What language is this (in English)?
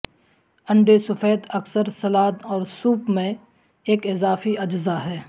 Urdu